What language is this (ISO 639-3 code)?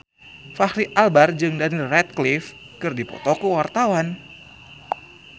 sun